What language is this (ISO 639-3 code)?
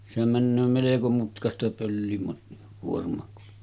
fin